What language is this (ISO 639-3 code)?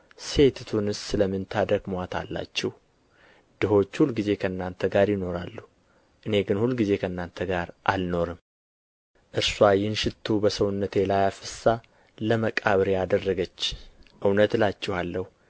amh